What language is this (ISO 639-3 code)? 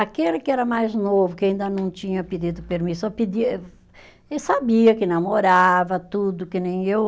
por